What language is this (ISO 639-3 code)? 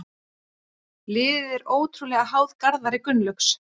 isl